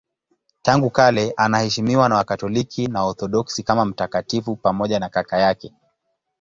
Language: Swahili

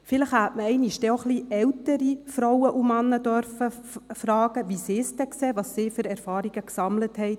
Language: Swiss German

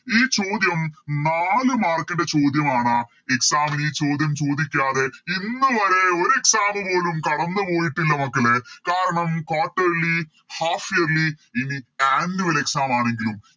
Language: Malayalam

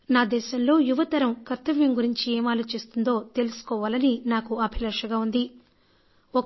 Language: Telugu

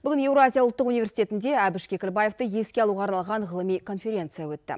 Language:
Kazakh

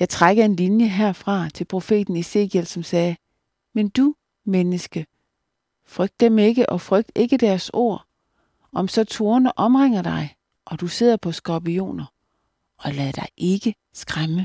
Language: Danish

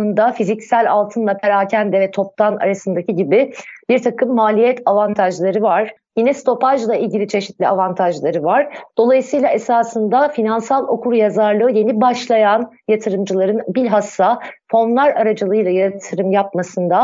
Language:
Turkish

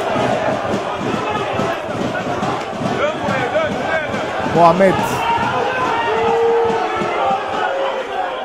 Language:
Turkish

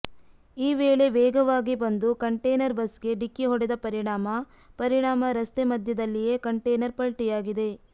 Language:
Kannada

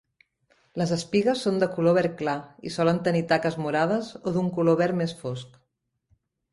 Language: Catalan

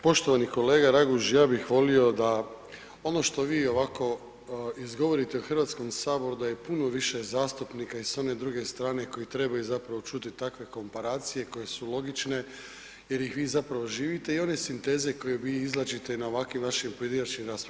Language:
Croatian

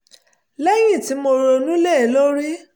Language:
Yoruba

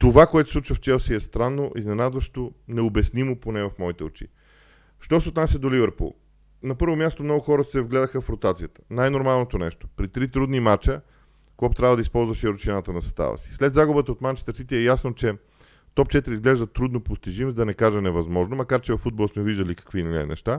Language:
Bulgarian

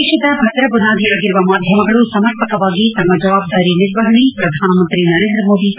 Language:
Kannada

